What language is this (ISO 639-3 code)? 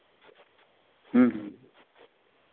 sat